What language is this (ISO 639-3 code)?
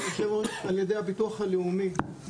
heb